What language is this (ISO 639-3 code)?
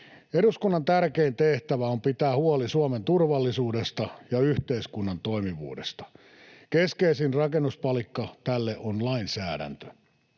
fin